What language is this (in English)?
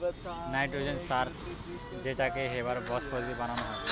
Bangla